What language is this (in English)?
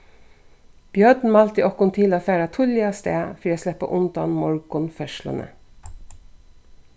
Faroese